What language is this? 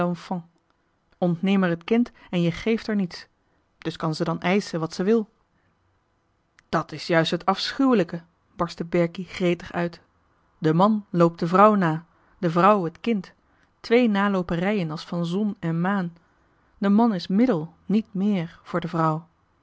Dutch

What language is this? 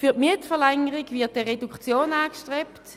Swiss German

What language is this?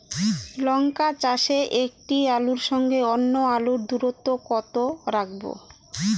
Bangla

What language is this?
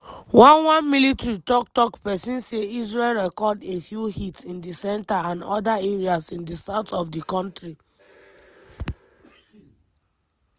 Nigerian Pidgin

